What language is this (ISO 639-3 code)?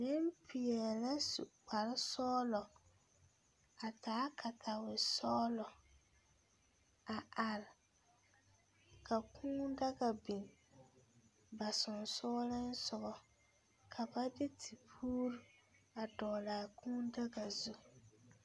dga